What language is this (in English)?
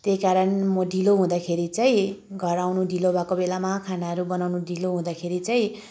Nepali